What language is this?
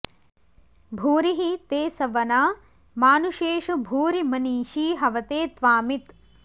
Sanskrit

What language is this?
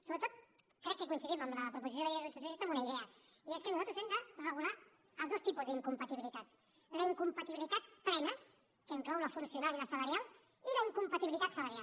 Catalan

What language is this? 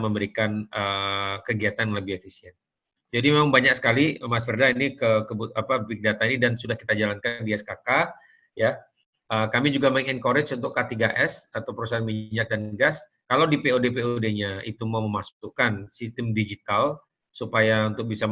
Indonesian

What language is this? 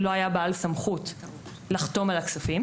Hebrew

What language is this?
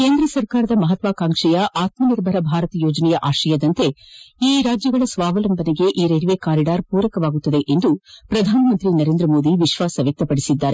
Kannada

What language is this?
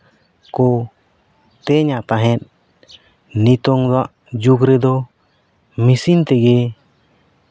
Santali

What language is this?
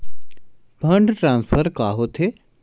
Chhattisgarhi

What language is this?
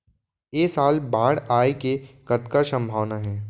Chhattisgarhi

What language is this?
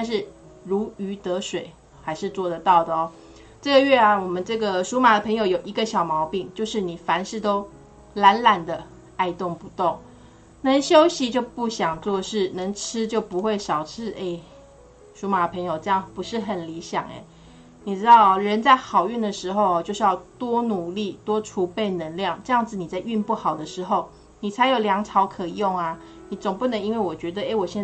Chinese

